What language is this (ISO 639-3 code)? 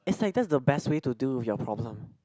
eng